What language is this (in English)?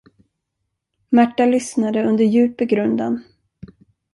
Swedish